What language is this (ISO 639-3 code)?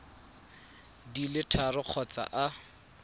tsn